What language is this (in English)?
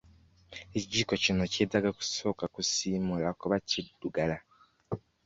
Ganda